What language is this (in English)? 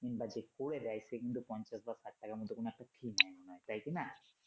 Bangla